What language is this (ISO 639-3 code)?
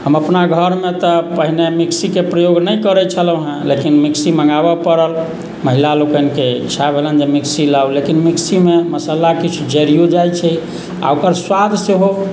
mai